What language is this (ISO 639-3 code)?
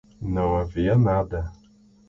por